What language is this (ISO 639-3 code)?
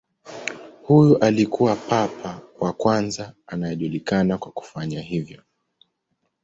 swa